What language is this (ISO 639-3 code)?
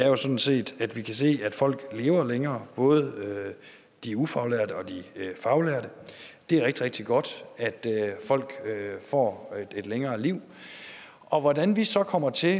dan